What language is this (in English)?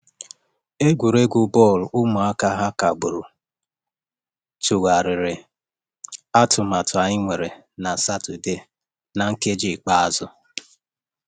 Igbo